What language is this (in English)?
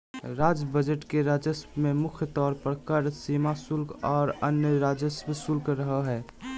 Magahi